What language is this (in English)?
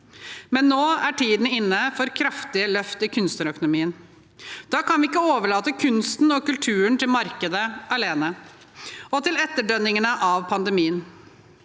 Norwegian